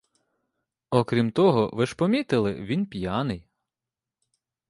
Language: Ukrainian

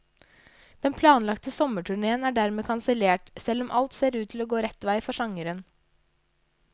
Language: Norwegian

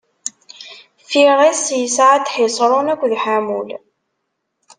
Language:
Kabyle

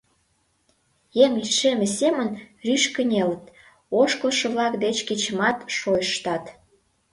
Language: Mari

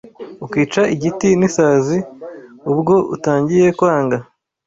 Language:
Kinyarwanda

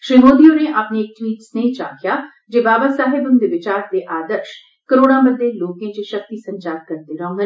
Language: Dogri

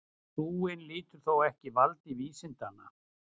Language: Icelandic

